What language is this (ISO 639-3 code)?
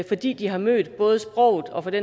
dan